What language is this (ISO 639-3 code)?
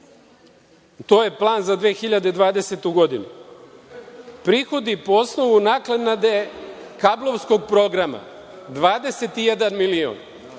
srp